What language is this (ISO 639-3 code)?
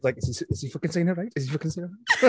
eng